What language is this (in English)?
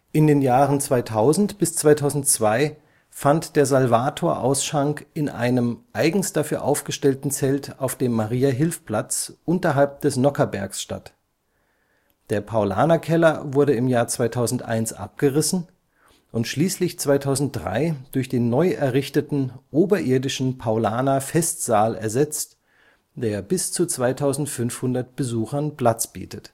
German